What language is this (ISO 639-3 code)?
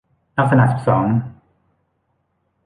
tha